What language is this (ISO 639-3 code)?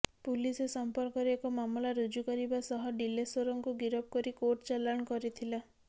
ori